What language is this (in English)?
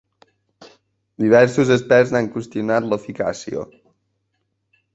Catalan